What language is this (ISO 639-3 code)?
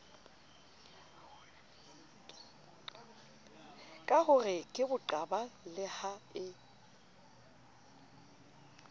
sot